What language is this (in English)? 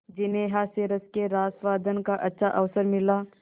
Hindi